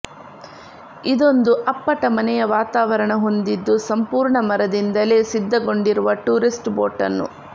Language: Kannada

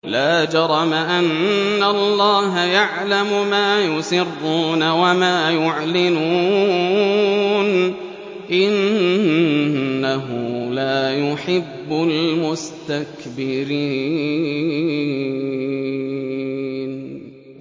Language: Arabic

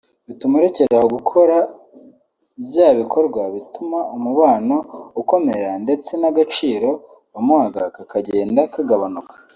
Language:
Kinyarwanda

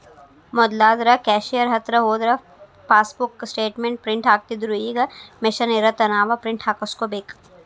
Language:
Kannada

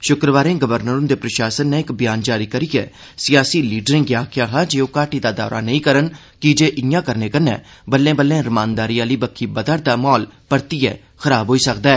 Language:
Dogri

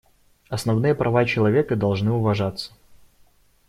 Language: Russian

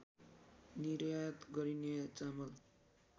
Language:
Nepali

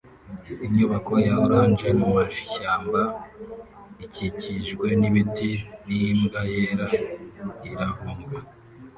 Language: Kinyarwanda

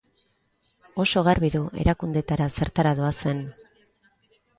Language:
Basque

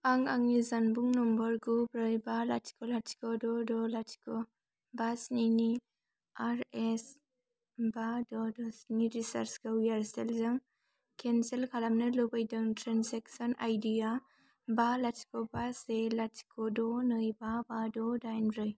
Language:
Bodo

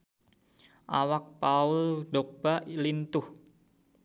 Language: Sundanese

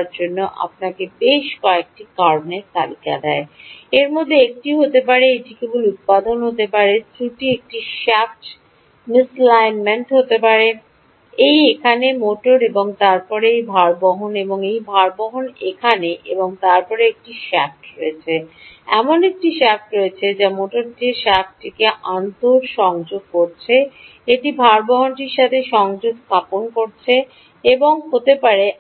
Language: Bangla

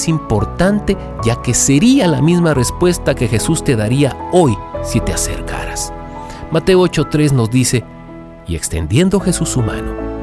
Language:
Spanish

